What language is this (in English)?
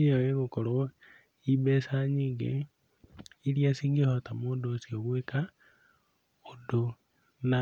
Kikuyu